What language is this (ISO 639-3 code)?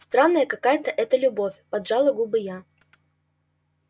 rus